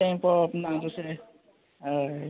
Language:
Konkani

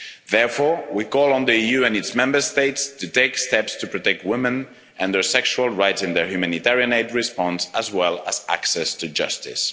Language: English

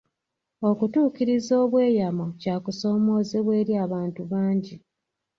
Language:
Ganda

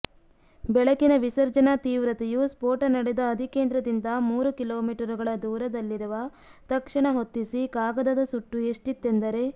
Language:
Kannada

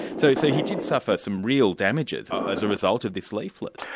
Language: English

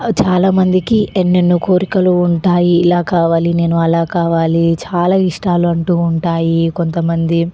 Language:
Telugu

